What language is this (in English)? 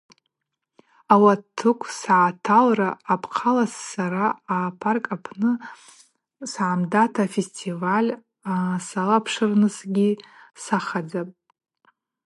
Abaza